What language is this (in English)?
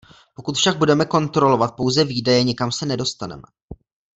Czech